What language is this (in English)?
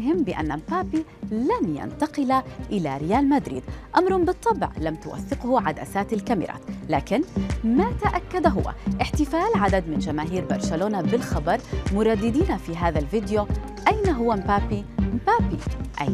Arabic